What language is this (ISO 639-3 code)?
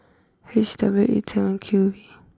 eng